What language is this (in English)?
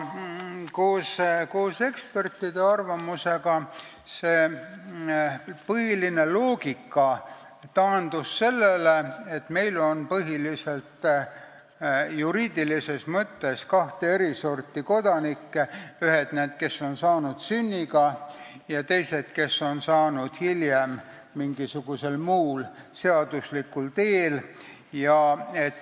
Estonian